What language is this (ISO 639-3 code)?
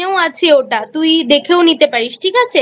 ben